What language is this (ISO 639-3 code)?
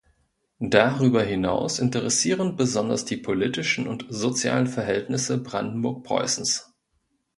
deu